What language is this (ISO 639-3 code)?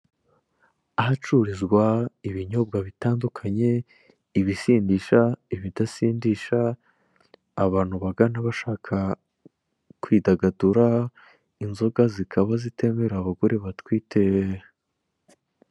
kin